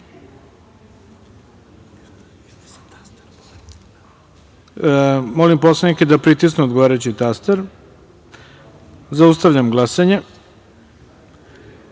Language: Serbian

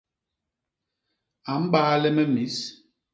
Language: Basaa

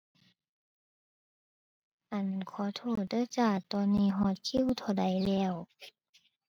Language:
Thai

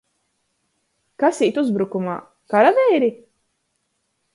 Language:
Latgalian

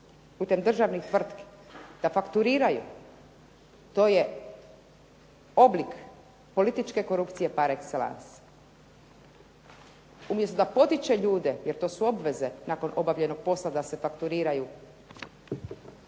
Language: Croatian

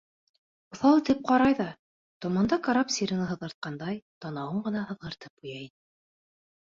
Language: Bashkir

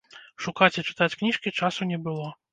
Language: Belarusian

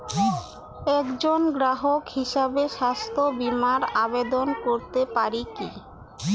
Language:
Bangla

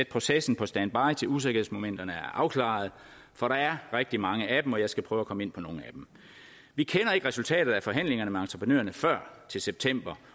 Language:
Danish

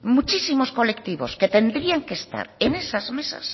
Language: Spanish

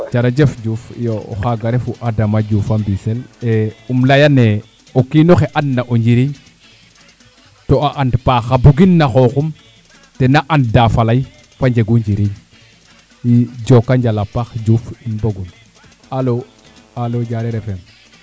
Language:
Serer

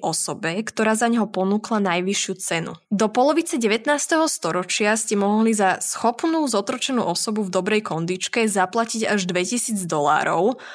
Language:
Slovak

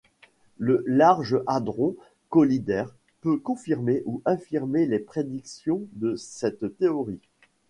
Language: French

